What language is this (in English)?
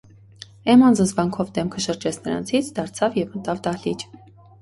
Armenian